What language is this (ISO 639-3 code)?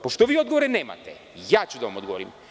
srp